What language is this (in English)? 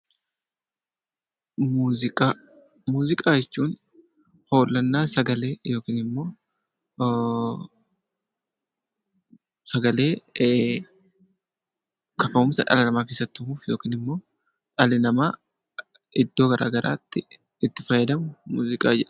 Oromo